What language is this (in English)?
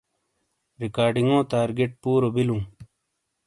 Shina